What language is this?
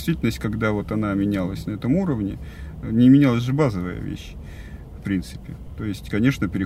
Russian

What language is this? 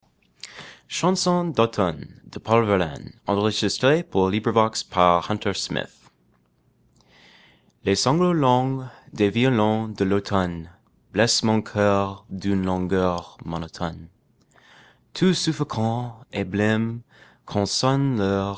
French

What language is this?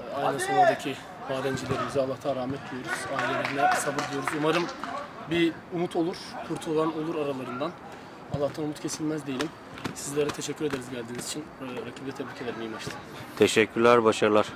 Turkish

